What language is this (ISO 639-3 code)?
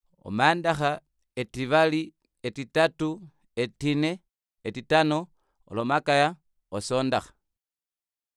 kua